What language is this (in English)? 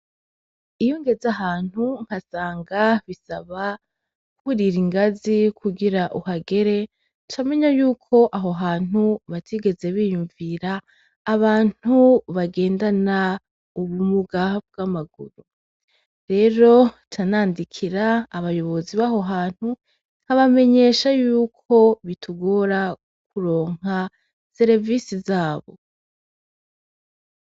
Rundi